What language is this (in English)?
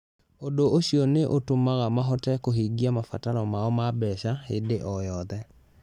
Kikuyu